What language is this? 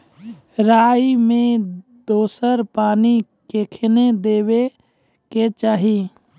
Maithili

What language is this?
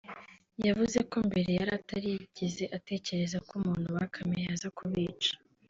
Kinyarwanda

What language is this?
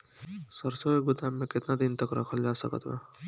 Bhojpuri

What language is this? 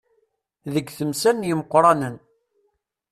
Kabyle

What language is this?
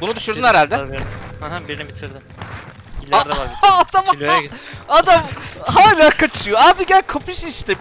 Turkish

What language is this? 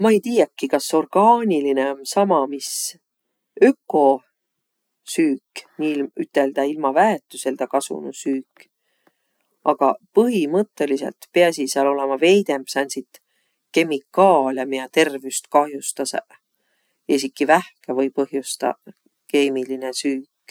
Võro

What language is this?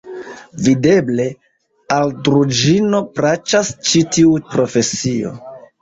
Esperanto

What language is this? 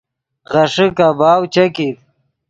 Yidgha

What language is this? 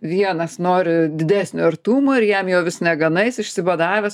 Lithuanian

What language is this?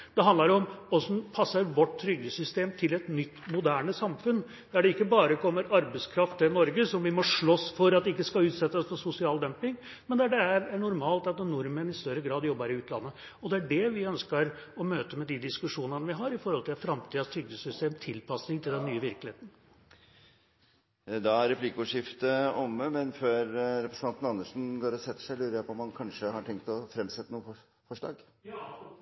Norwegian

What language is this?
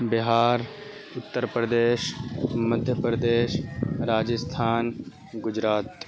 Urdu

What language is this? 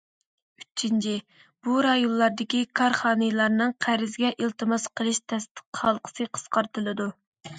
Uyghur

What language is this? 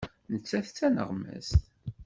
Kabyle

